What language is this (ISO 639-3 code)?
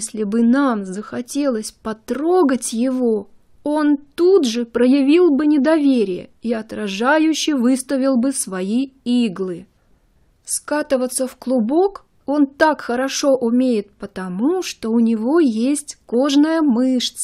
rus